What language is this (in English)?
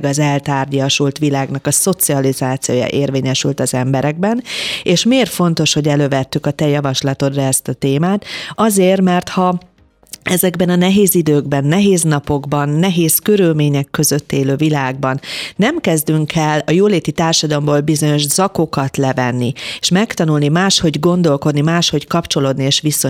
Hungarian